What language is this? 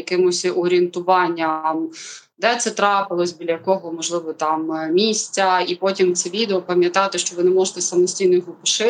Ukrainian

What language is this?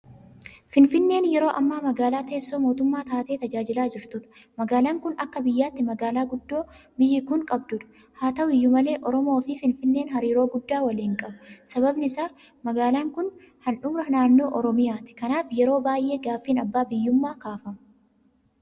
Oromo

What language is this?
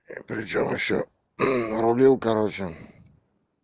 Russian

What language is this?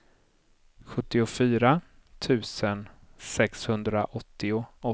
Swedish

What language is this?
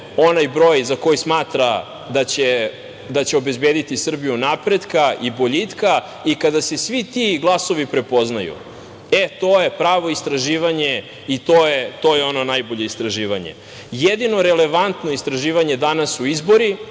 Serbian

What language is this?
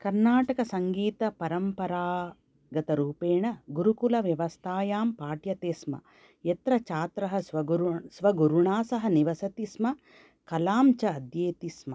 Sanskrit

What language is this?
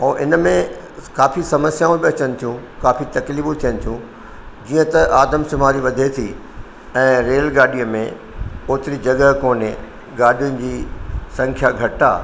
Sindhi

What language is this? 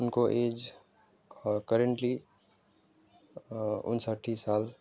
Nepali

